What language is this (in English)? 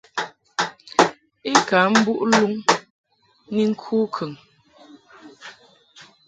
Mungaka